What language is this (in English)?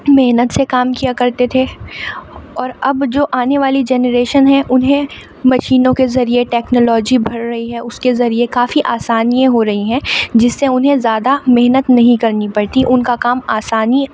Urdu